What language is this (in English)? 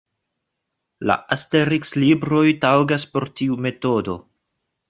Esperanto